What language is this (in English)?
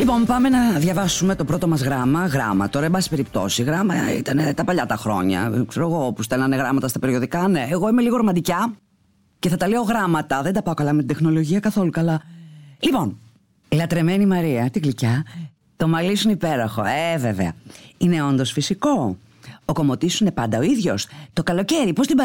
Greek